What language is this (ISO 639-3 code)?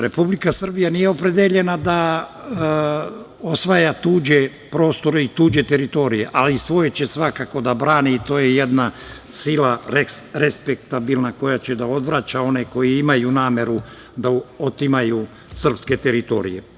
srp